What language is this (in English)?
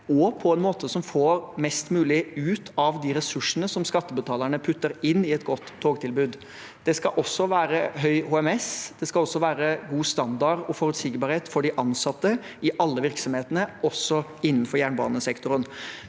Norwegian